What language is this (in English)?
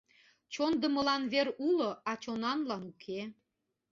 Mari